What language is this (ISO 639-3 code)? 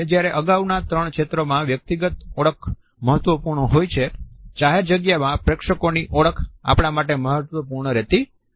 guj